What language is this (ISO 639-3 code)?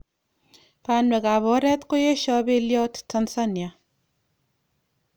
kln